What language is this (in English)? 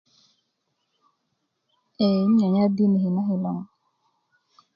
Kuku